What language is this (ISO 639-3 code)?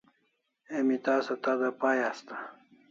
kls